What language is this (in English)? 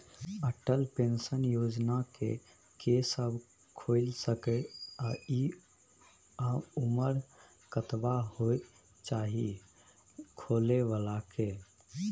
Maithili